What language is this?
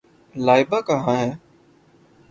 Urdu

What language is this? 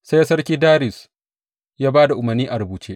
Hausa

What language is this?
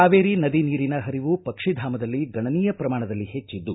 Kannada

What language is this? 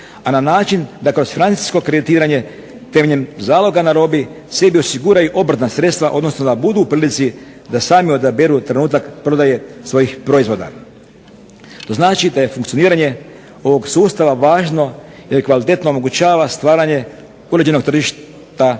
Croatian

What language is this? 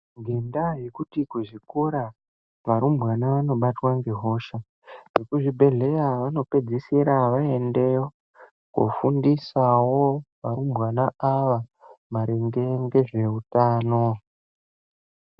Ndau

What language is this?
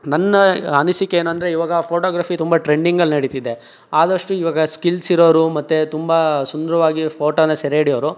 Kannada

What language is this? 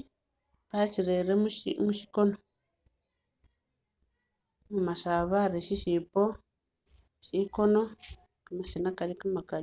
Masaaba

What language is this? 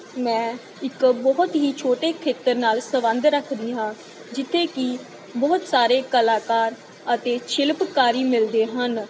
Punjabi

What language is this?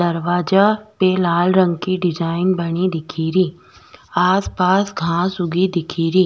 Rajasthani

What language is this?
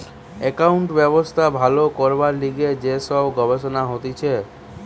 Bangla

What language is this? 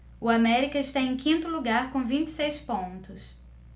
Portuguese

